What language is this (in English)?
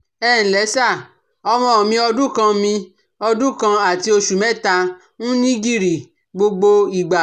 Yoruba